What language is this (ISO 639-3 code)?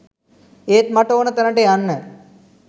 sin